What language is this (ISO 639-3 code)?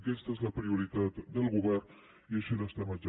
cat